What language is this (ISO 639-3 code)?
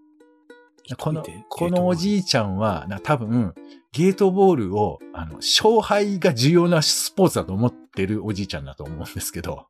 jpn